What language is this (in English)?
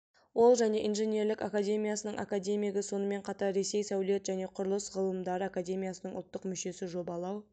Kazakh